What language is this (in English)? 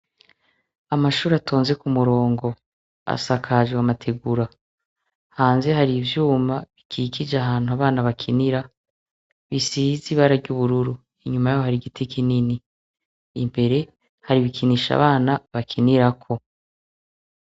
Rundi